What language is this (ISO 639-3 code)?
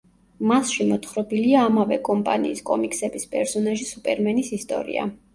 kat